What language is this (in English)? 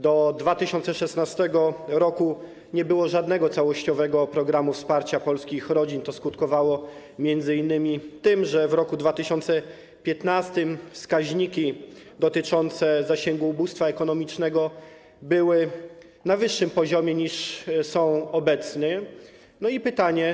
Polish